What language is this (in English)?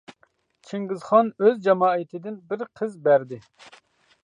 Uyghur